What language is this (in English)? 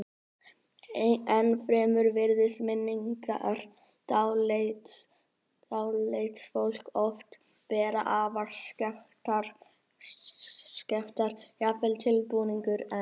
Icelandic